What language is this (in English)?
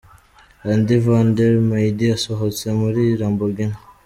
Kinyarwanda